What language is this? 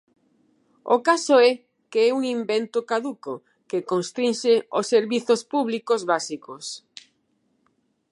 Galician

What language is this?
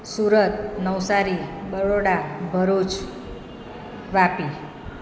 Gujarati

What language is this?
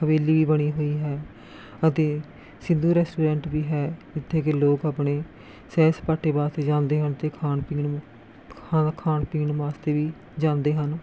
Punjabi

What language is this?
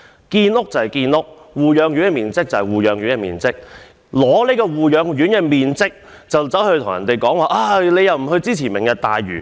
Cantonese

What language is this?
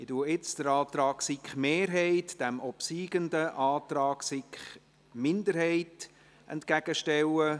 Swiss German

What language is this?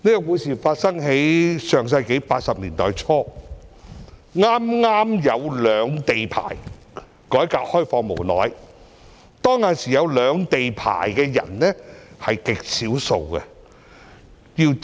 Cantonese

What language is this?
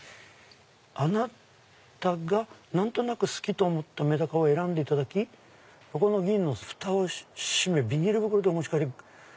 Japanese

